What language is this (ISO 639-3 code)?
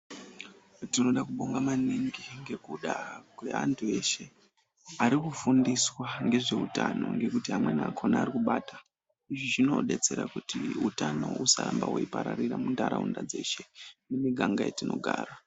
ndc